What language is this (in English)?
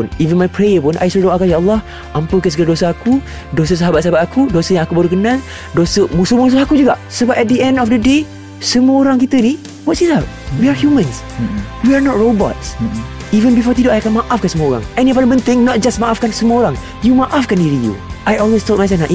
Malay